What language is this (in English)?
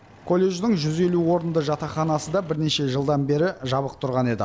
Kazakh